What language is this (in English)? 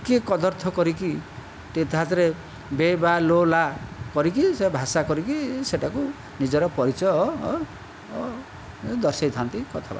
Odia